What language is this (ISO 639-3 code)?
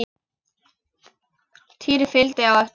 isl